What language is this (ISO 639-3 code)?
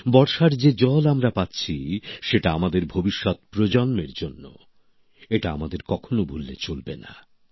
ben